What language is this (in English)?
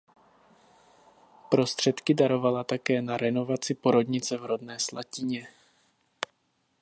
Czech